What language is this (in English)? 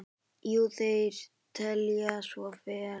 Icelandic